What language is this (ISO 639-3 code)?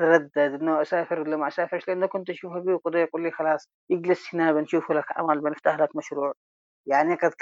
ara